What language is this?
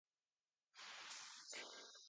Urdu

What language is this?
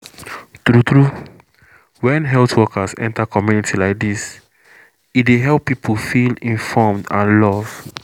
Nigerian Pidgin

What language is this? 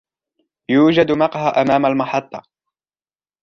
Arabic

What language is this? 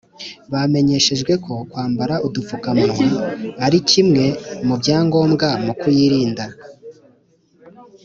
Kinyarwanda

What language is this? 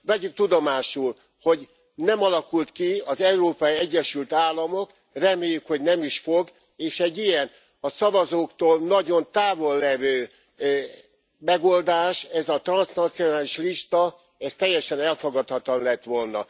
Hungarian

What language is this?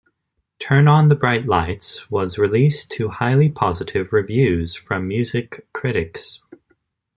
English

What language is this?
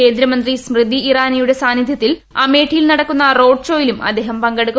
Malayalam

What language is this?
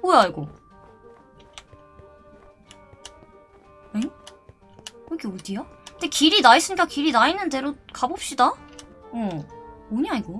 Korean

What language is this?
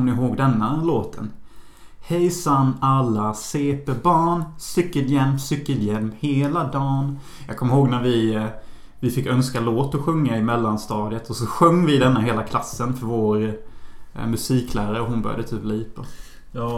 Swedish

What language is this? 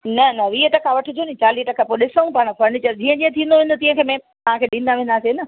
Sindhi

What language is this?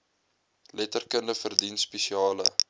Afrikaans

